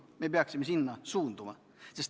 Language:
Estonian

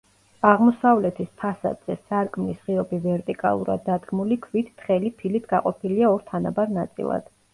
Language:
Georgian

